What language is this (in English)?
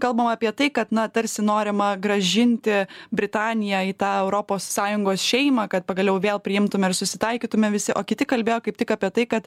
Lithuanian